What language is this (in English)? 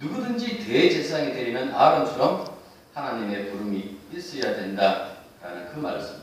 Korean